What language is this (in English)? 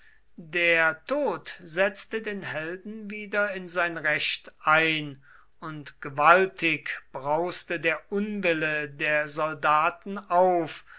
German